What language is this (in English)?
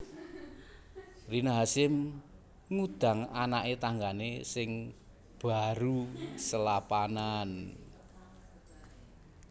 Javanese